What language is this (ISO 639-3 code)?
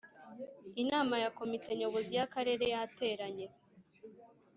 kin